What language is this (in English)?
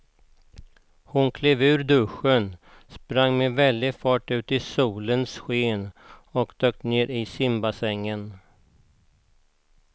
Swedish